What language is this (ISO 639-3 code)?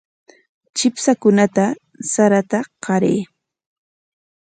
qwa